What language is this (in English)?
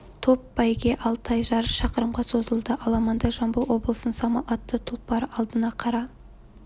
Kazakh